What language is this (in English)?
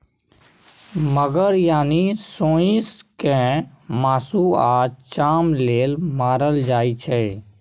Maithili